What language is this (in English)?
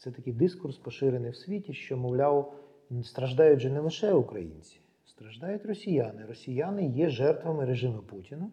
Ukrainian